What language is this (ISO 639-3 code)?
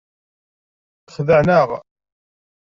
kab